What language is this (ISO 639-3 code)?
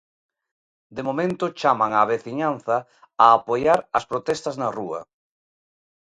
glg